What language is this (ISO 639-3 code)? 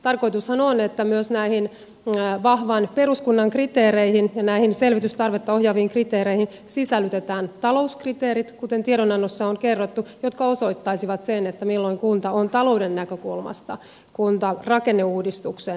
fin